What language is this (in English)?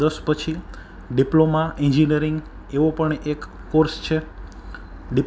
Gujarati